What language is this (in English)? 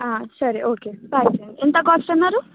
Telugu